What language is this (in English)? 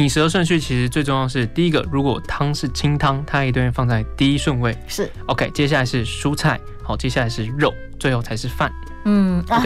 Chinese